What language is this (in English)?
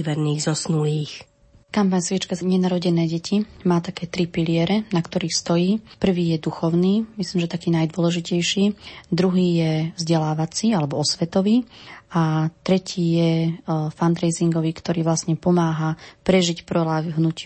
Slovak